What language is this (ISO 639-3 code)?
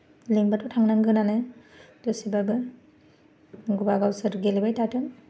brx